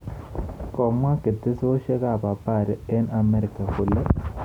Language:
Kalenjin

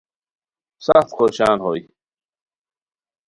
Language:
Khowar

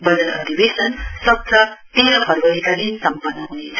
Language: Nepali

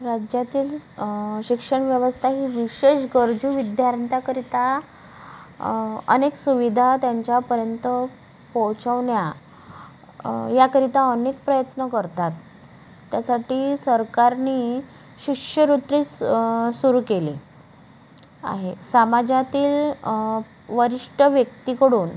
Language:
Marathi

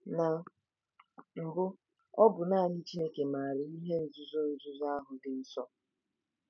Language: Igbo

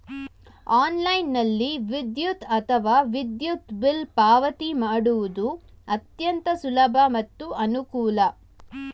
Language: Kannada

